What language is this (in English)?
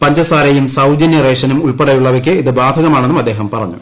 Malayalam